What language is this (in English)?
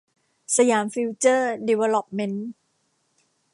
Thai